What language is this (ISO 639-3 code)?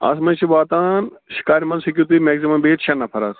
kas